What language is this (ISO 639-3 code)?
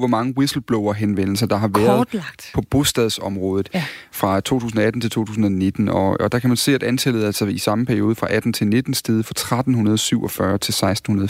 dan